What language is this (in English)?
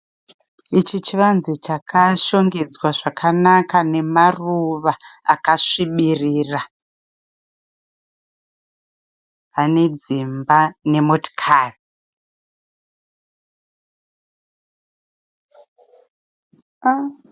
Shona